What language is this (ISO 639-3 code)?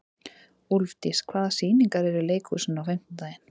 isl